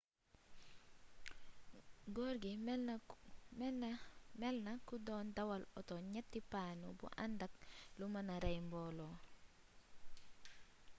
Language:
Wolof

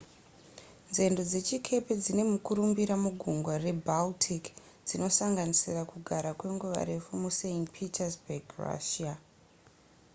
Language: Shona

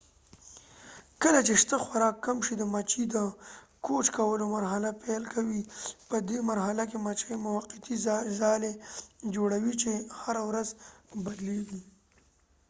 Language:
Pashto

